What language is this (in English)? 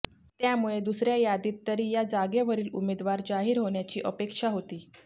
Marathi